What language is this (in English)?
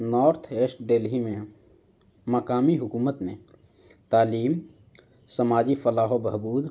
Urdu